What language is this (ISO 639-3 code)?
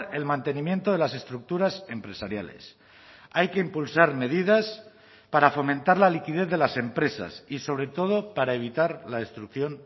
spa